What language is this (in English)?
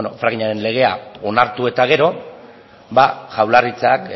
Basque